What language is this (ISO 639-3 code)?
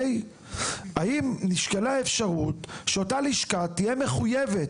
heb